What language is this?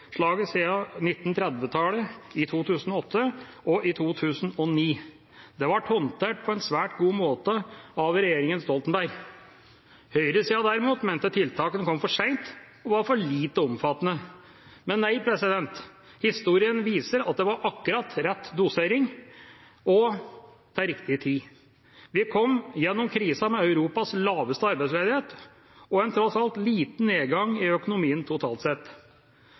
Norwegian Bokmål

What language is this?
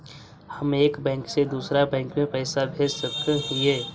Magahi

